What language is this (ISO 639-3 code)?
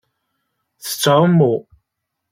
kab